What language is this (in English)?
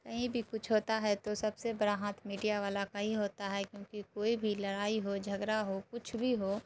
Urdu